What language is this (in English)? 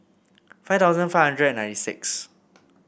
English